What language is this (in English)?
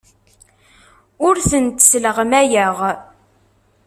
Kabyle